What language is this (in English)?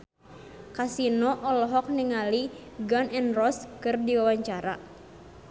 Sundanese